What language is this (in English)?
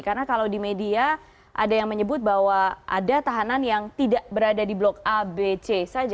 Indonesian